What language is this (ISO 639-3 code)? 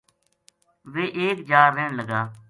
gju